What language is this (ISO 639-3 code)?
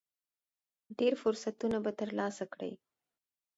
pus